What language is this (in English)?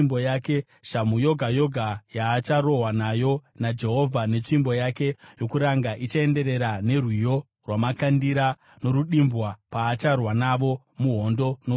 Shona